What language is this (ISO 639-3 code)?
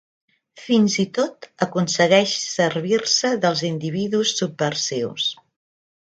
cat